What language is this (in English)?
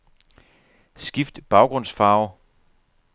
Danish